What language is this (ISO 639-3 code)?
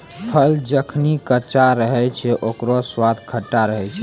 mai